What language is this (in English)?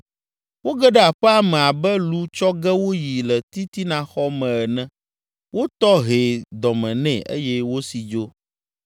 Ewe